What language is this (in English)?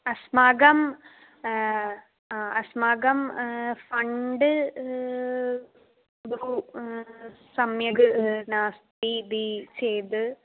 Sanskrit